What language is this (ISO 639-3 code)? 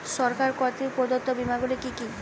ben